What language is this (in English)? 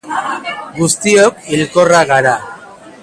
Basque